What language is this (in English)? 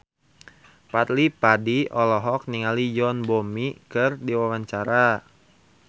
Sundanese